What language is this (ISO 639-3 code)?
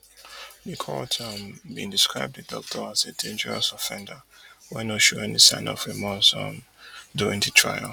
pcm